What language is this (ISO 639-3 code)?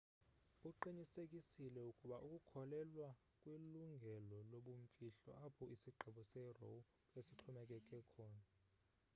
xho